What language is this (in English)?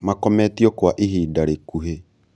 Kikuyu